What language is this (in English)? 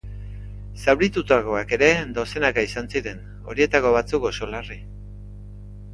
Basque